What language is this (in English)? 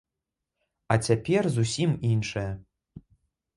Belarusian